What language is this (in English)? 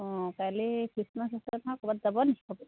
Assamese